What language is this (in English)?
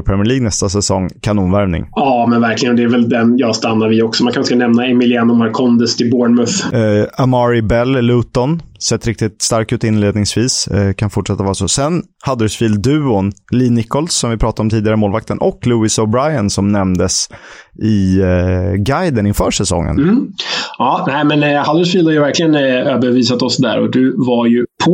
Swedish